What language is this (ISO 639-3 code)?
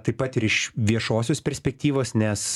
lit